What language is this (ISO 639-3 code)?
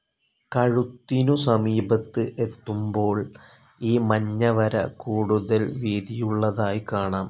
mal